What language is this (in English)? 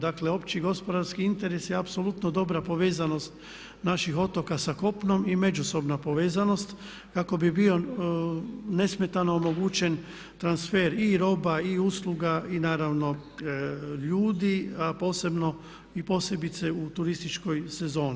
Croatian